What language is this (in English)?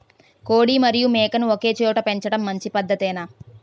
Telugu